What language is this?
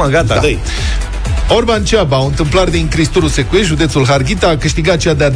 Romanian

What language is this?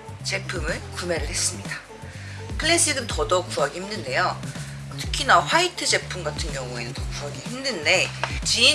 Korean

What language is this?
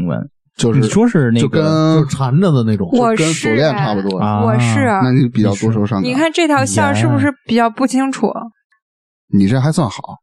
Chinese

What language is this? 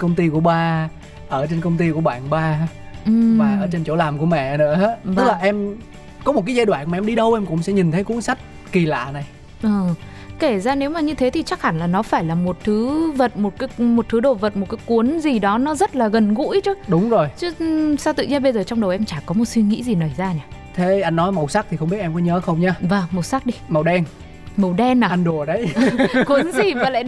Vietnamese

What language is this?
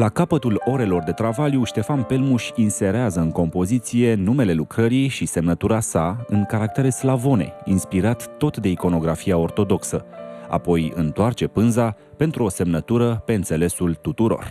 Romanian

